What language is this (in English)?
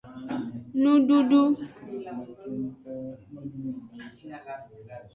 Aja (Benin)